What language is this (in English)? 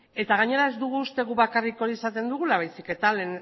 Basque